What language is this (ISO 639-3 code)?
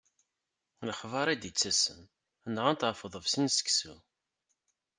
kab